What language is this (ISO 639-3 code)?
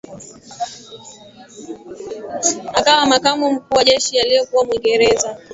swa